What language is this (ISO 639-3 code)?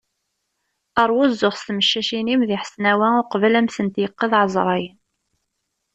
kab